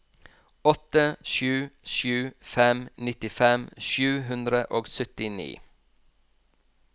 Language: Norwegian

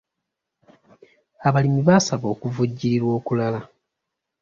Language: Ganda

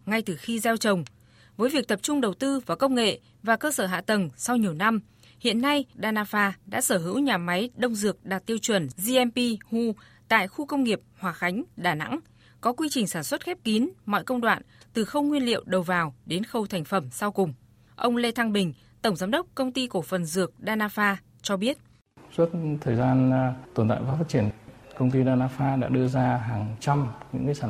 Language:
Vietnamese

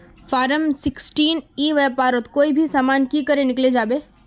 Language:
Magahi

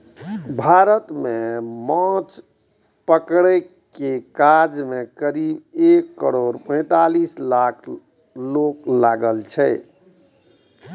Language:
Maithili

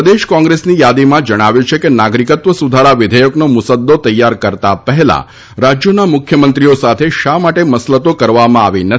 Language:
Gujarati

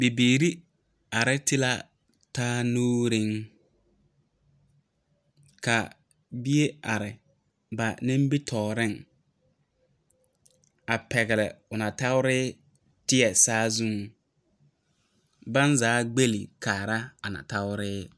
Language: Southern Dagaare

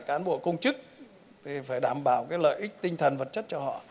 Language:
Vietnamese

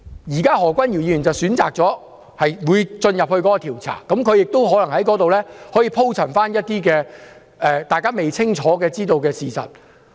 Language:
Cantonese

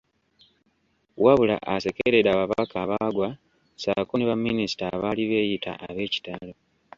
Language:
Ganda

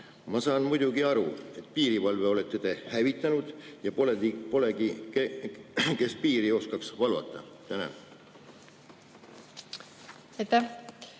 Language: Estonian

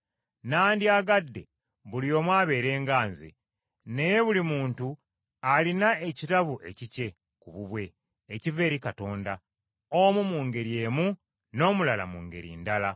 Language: Ganda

